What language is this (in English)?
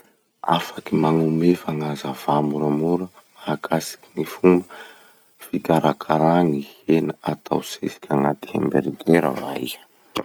Masikoro Malagasy